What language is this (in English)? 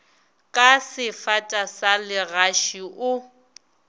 Northern Sotho